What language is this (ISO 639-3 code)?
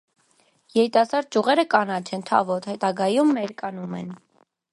hye